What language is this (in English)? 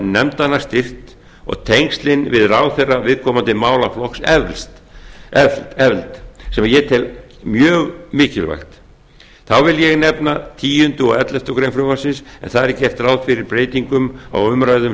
Icelandic